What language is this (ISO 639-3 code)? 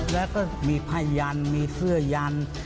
tha